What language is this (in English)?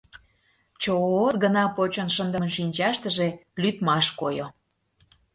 Mari